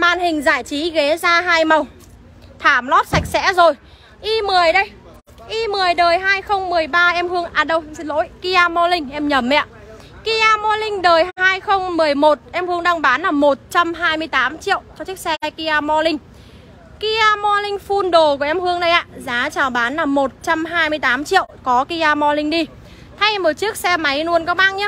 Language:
Vietnamese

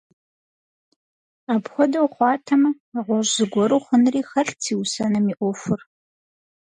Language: Kabardian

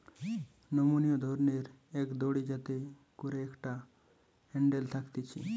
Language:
Bangla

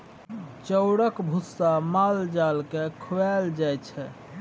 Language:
Maithili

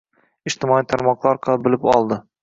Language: Uzbek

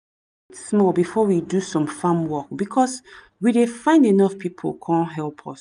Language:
Nigerian Pidgin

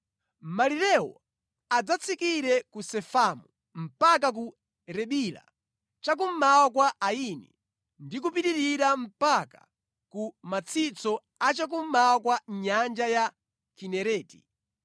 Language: Nyanja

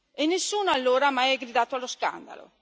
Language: Italian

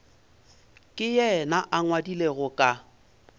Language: Northern Sotho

